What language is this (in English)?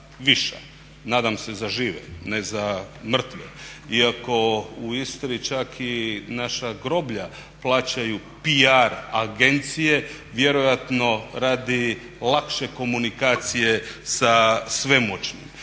Croatian